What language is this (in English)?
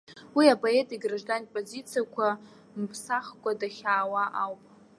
Abkhazian